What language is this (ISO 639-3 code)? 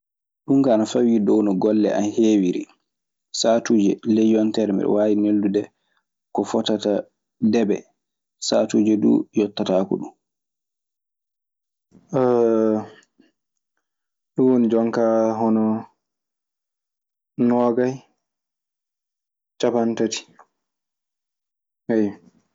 ffm